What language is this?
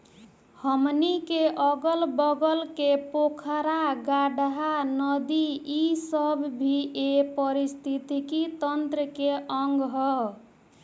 Bhojpuri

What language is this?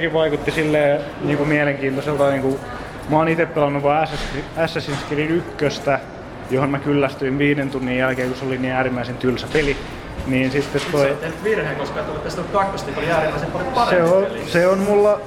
Finnish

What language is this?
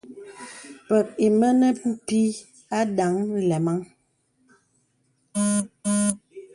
Bebele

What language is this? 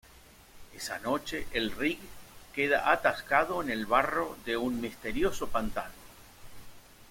Spanish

